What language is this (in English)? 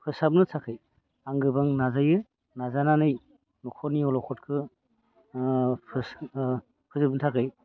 Bodo